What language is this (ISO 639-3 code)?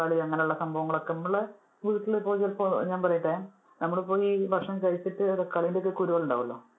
mal